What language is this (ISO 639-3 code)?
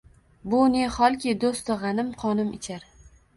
uzb